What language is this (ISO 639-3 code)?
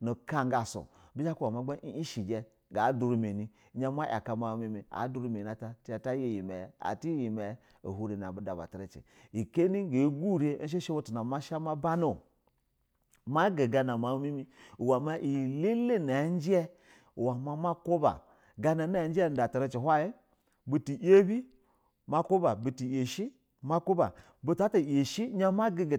bzw